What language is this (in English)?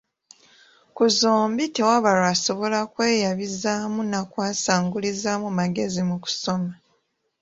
Ganda